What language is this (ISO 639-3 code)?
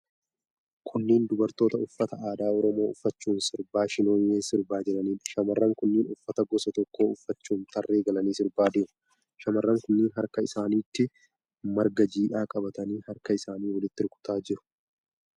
orm